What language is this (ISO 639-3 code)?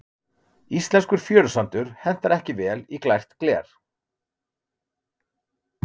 isl